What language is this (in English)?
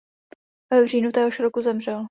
Czech